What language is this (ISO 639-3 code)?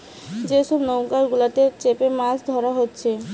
ben